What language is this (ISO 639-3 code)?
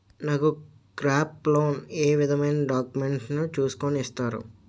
tel